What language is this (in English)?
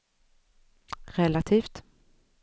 Swedish